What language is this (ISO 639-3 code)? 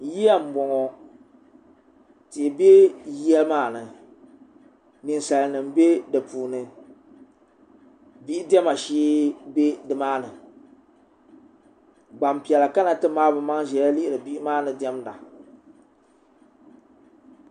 dag